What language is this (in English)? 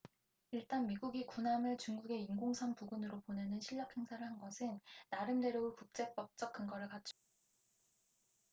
Korean